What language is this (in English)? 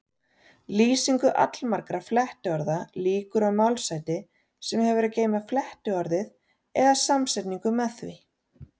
Icelandic